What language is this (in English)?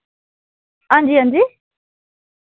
Dogri